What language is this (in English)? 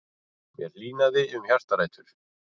Icelandic